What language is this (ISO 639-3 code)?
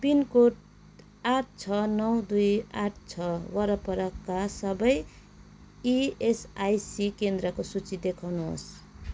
nep